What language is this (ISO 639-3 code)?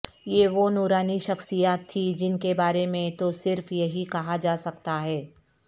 urd